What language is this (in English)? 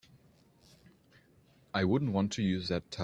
English